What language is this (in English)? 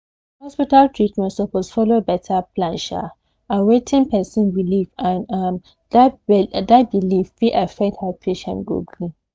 Nigerian Pidgin